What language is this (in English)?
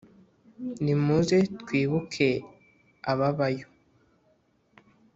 Kinyarwanda